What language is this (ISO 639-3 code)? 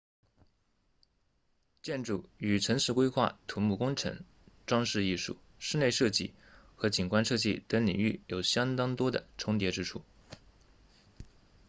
zho